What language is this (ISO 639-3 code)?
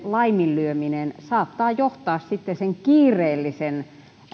fin